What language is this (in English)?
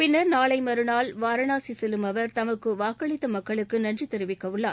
Tamil